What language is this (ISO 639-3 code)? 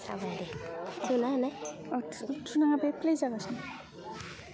brx